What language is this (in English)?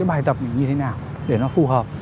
Vietnamese